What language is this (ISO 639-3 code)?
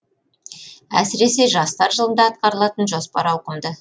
kaz